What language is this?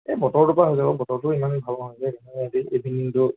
Assamese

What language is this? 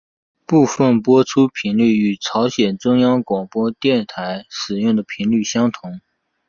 Chinese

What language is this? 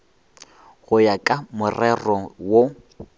Northern Sotho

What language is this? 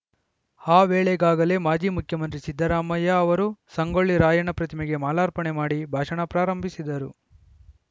Kannada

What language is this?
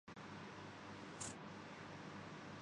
Urdu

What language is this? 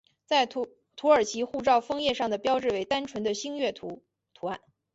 Chinese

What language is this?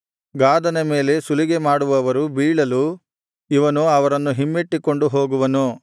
Kannada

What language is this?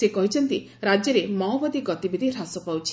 Odia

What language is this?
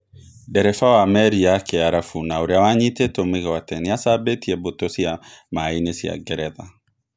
Kikuyu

